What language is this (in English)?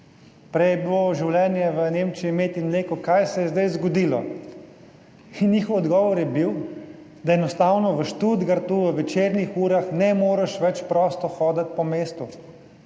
Slovenian